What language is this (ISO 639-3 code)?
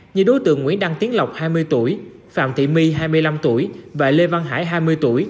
vie